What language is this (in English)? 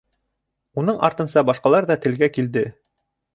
Bashkir